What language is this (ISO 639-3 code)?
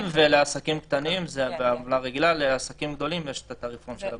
heb